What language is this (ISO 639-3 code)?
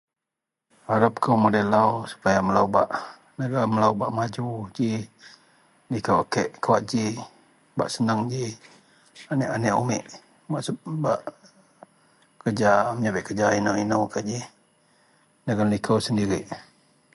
mel